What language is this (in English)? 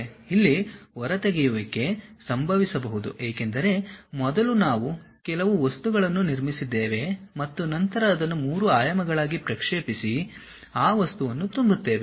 Kannada